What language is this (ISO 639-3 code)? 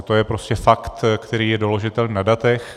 ces